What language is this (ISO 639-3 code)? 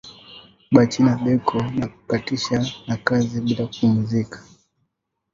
swa